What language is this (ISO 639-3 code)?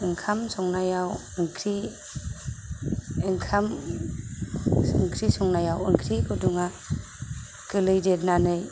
brx